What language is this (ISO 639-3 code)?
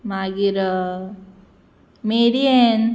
kok